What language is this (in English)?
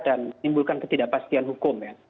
Indonesian